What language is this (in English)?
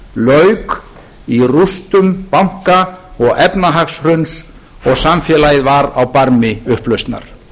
Icelandic